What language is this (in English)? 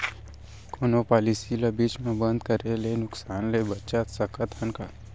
Chhattisgarhi